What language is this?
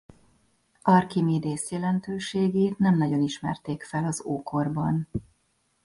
Hungarian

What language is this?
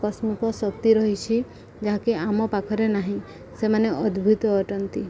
Odia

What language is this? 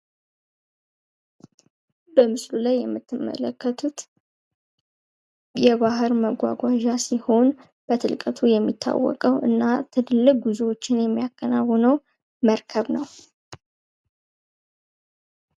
Amharic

